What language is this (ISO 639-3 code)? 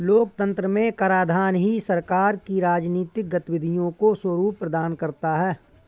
hin